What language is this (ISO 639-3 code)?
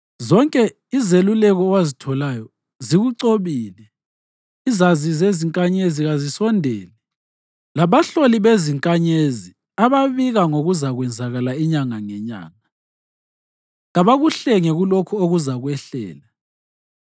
nde